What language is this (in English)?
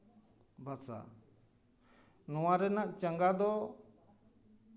Santali